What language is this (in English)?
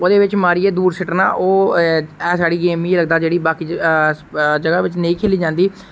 Dogri